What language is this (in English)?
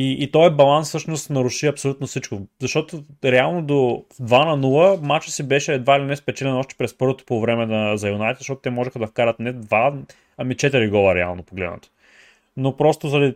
Bulgarian